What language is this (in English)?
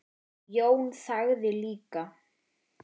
Icelandic